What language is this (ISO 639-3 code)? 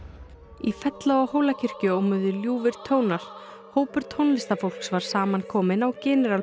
isl